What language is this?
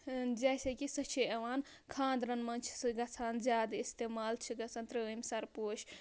Kashmiri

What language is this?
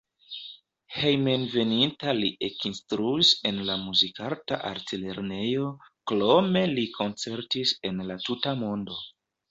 Esperanto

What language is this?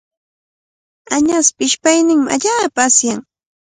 Cajatambo North Lima Quechua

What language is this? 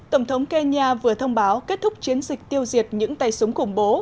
Vietnamese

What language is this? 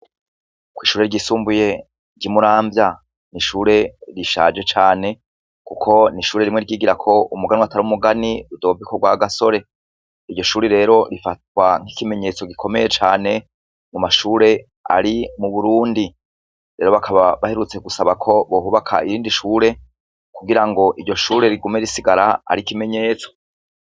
Rundi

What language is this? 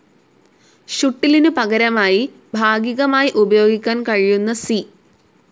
Malayalam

